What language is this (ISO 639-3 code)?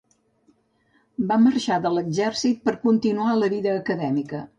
cat